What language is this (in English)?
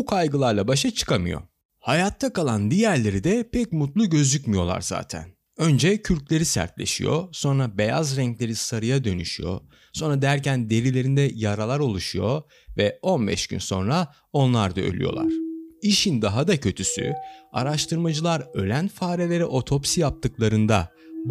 Turkish